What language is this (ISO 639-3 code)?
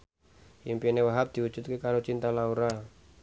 jav